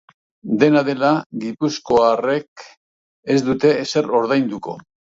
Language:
Basque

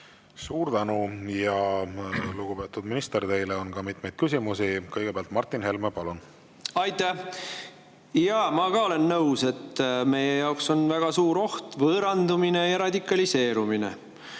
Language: Estonian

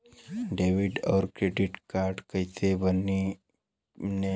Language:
Bhojpuri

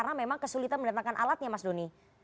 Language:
Indonesian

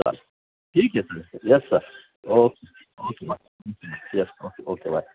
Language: Marathi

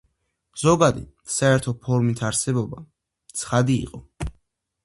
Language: Georgian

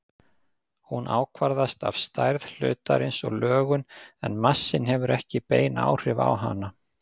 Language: Icelandic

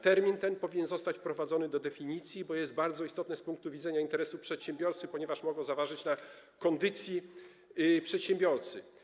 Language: Polish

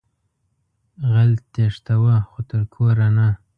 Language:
Pashto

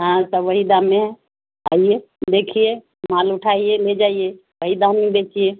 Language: Urdu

